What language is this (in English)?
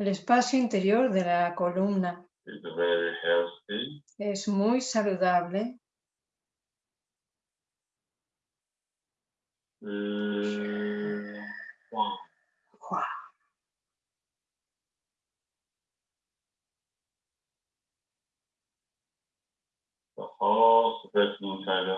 Spanish